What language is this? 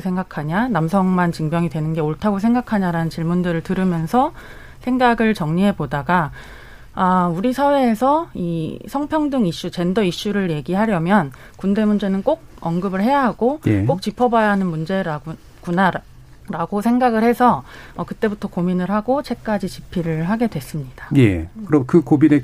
Korean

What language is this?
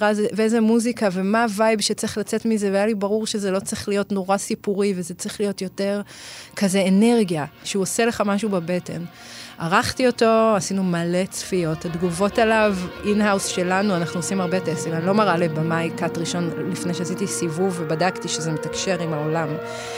Hebrew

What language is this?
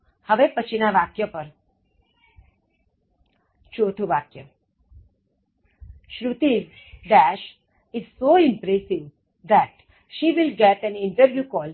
Gujarati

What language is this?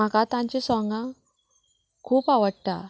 Konkani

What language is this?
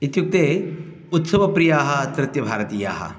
Sanskrit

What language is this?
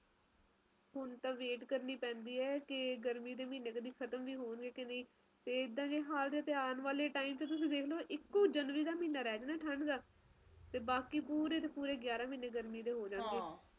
Punjabi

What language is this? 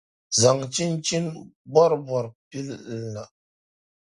Dagbani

